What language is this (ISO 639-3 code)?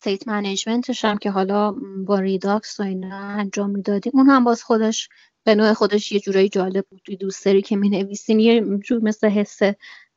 fas